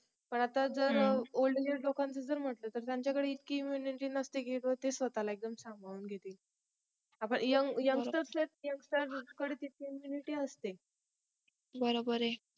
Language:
Marathi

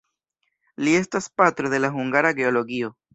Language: Esperanto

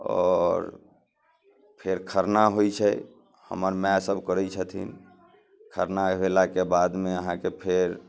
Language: Maithili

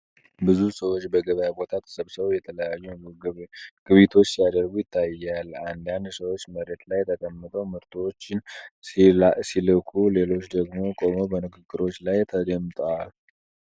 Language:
Amharic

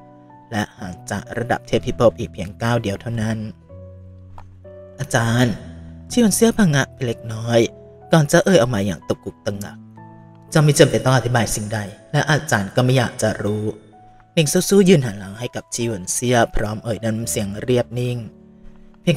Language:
Thai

